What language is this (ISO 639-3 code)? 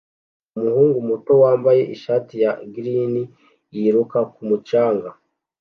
kin